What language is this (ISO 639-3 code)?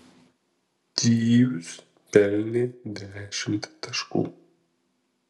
lit